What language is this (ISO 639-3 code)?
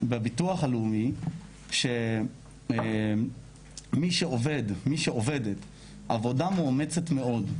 heb